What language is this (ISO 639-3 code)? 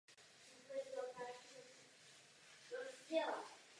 ces